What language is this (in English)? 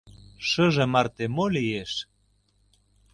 Mari